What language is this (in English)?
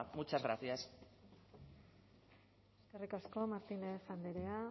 Basque